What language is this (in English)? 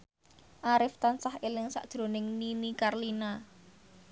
Javanese